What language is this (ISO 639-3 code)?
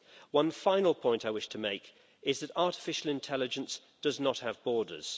eng